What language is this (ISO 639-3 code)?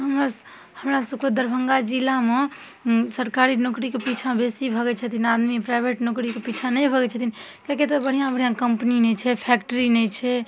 mai